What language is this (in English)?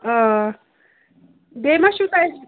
Kashmiri